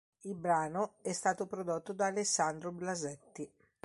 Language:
Italian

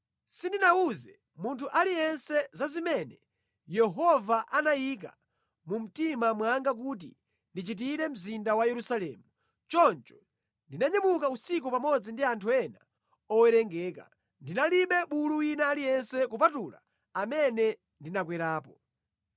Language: Nyanja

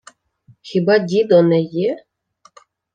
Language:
Ukrainian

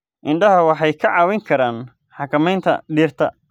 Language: Somali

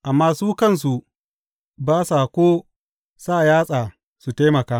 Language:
Hausa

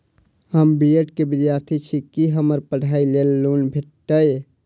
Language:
Maithili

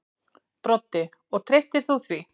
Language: Icelandic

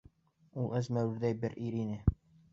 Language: Bashkir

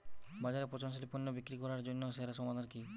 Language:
Bangla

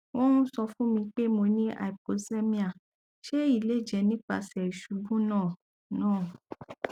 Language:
Yoruba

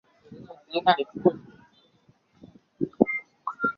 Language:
Chinese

